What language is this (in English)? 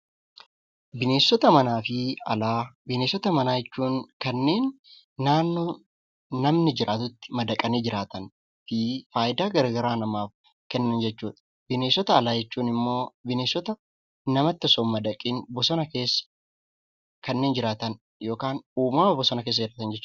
Oromo